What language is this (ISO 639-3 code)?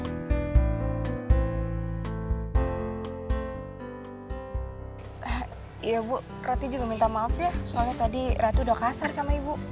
ind